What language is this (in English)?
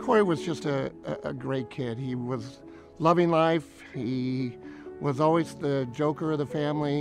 English